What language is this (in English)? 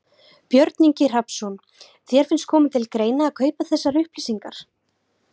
Icelandic